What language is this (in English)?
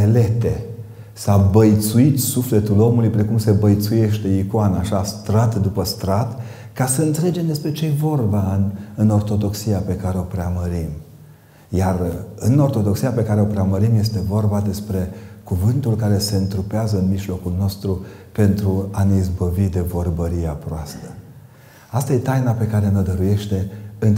Romanian